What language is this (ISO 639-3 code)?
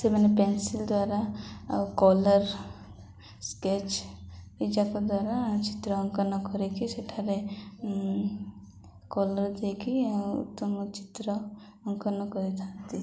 ori